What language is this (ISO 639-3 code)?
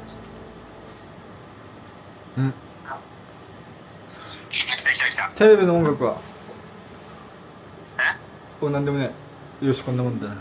jpn